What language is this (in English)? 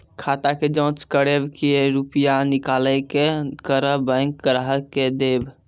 Maithili